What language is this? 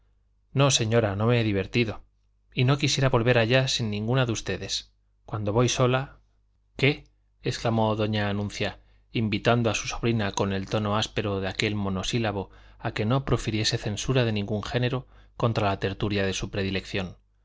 Spanish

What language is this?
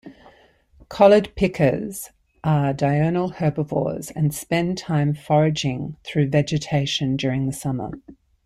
English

